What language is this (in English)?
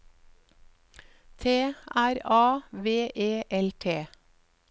Norwegian